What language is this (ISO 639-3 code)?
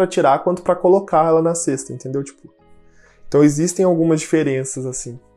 por